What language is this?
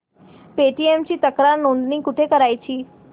Marathi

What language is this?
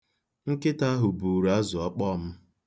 Igbo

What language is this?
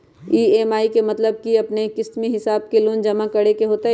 Magahi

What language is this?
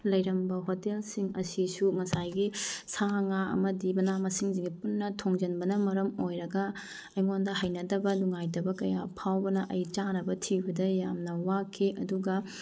Manipuri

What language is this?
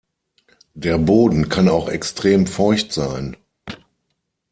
German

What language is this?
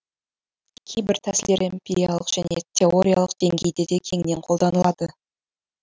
Kazakh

